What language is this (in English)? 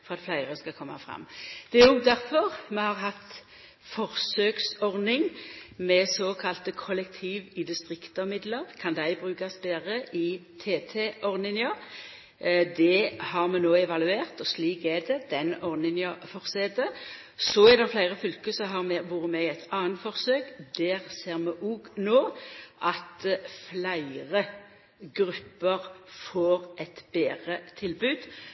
Norwegian Nynorsk